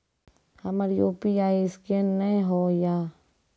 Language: Maithili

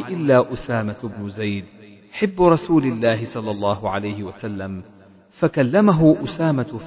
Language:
Arabic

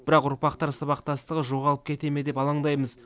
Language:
Kazakh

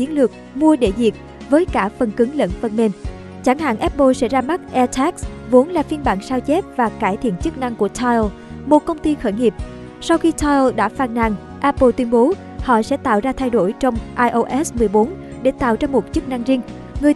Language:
Vietnamese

